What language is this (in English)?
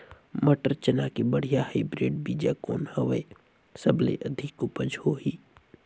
Chhattisgarhi